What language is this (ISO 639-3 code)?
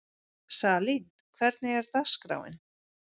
isl